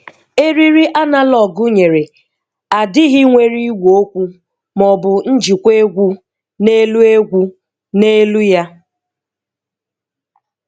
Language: Igbo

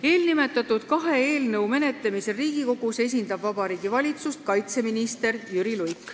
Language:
Estonian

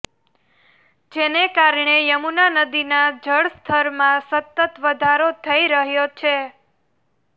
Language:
Gujarati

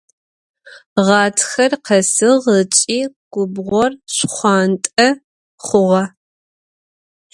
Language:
Adyghe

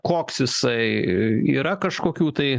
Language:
Lithuanian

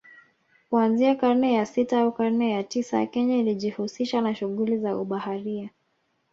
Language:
Swahili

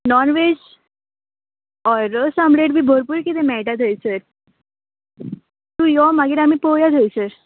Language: Konkani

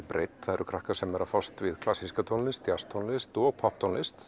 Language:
Icelandic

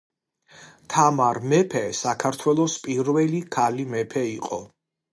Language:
Georgian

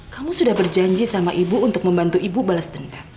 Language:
Indonesian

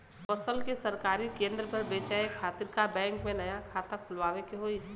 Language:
Bhojpuri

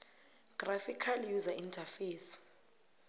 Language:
South Ndebele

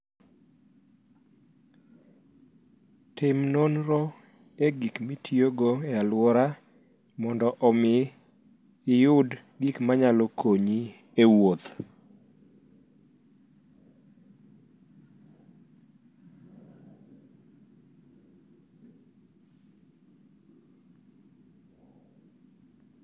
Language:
Luo (Kenya and Tanzania)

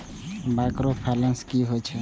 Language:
Maithili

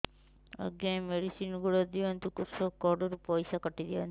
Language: Odia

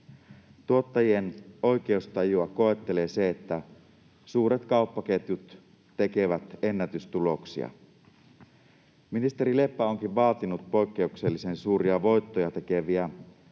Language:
Finnish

